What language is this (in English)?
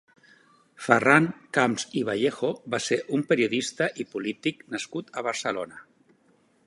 Catalan